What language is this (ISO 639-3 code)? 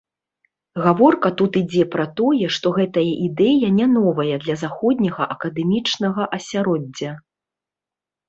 bel